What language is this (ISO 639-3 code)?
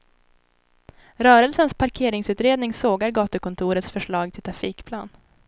swe